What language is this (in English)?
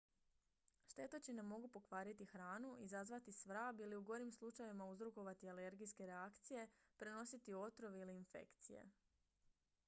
Croatian